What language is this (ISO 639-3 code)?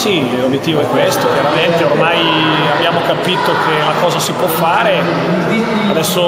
ita